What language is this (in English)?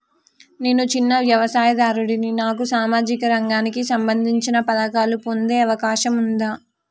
Telugu